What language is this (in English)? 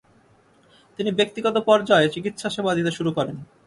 Bangla